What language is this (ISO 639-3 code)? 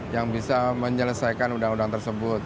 ind